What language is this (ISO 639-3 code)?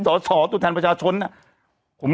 tha